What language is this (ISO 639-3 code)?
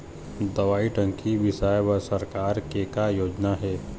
hne